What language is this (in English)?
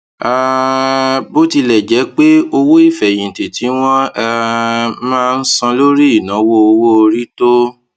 Yoruba